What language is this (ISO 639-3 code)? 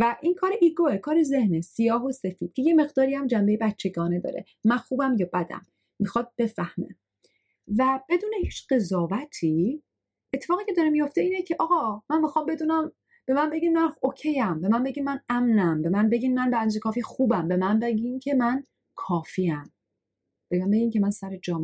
fas